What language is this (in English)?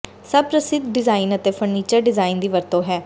Punjabi